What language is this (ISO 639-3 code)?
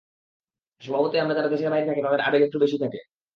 ben